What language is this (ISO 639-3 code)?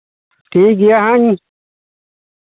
sat